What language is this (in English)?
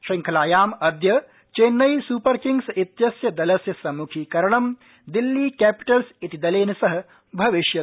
Sanskrit